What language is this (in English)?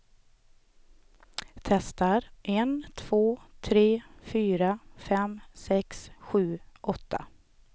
Swedish